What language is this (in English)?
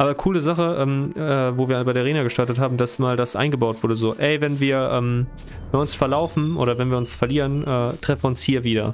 German